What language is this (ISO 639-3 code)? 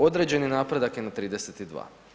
hrv